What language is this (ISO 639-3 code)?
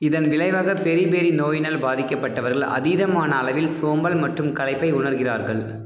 tam